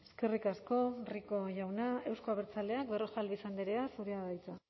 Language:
Basque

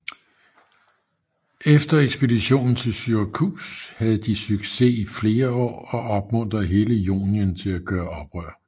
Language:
Danish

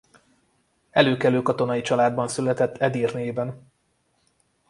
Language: Hungarian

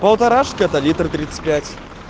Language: Russian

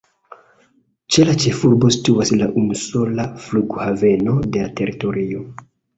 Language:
Esperanto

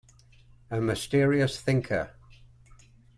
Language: English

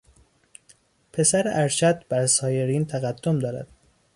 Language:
Persian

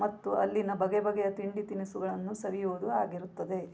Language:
Kannada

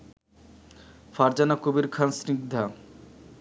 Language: Bangla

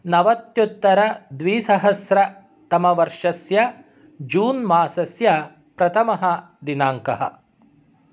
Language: Sanskrit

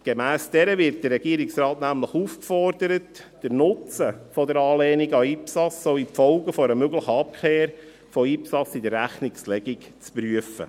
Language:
Swiss German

